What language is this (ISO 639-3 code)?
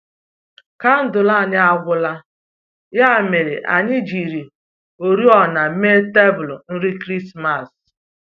ibo